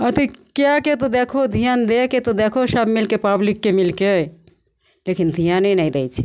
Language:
Maithili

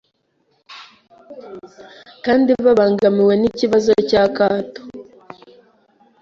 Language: Kinyarwanda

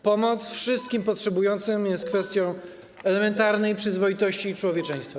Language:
Polish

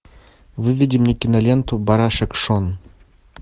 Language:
Russian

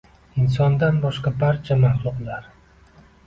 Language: Uzbek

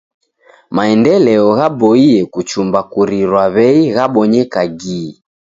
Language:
Taita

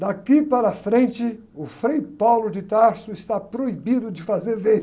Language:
Portuguese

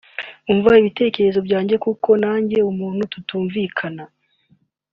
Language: Kinyarwanda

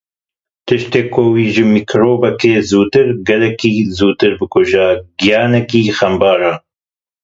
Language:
Kurdish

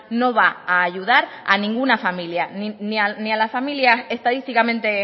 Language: Spanish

